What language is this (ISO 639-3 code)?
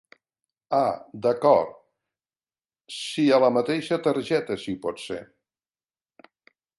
cat